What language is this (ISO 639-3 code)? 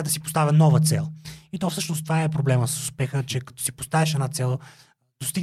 bul